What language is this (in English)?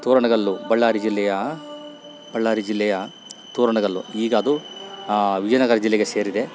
Kannada